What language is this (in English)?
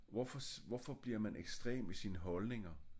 Danish